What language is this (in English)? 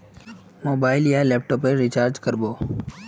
Magahi